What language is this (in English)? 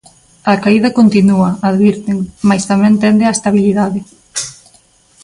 Galician